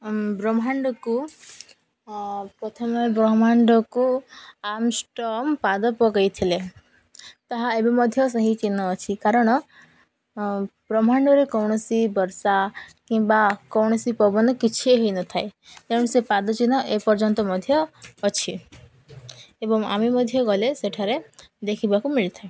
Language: Odia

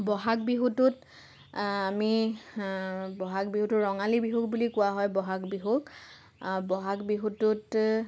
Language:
Assamese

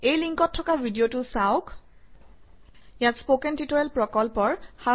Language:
Assamese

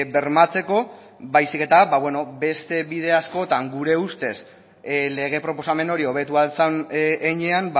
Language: Basque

